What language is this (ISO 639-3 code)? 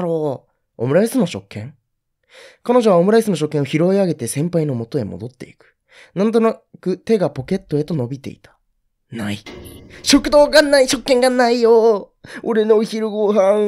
jpn